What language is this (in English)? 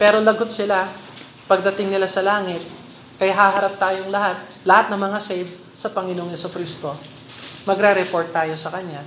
Filipino